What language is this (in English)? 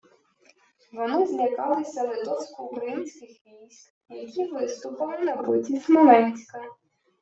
Ukrainian